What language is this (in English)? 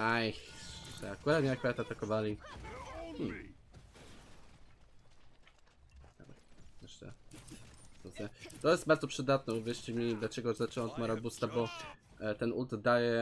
Polish